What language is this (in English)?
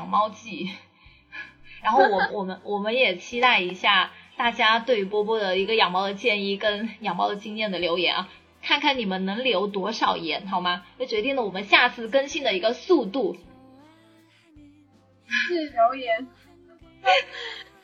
Chinese